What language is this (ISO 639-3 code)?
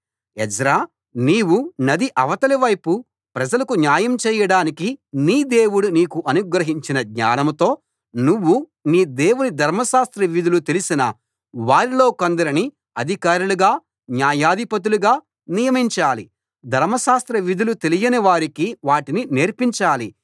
tel